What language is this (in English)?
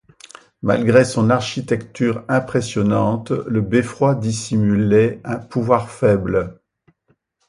French